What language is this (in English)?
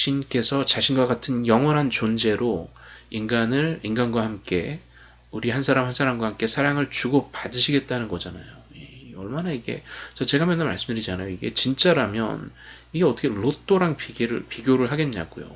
Korean